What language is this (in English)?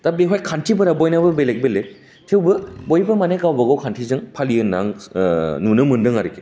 Bodo